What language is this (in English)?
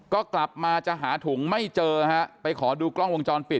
Thai